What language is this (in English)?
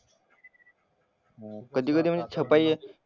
Marathi